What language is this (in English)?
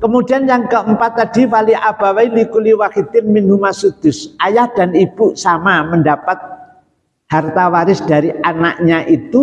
Indonesian